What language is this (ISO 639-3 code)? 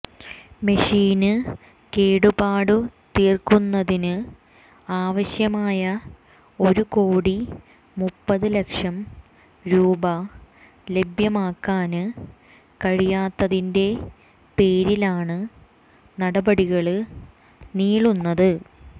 mal